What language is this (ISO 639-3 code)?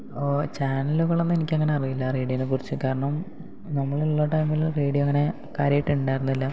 mal